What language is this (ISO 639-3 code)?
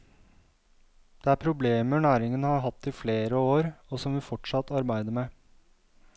nor